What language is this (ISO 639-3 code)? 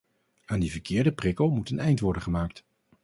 nld